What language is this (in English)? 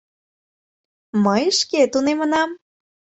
Mari